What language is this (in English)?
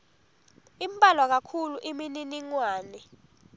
Swati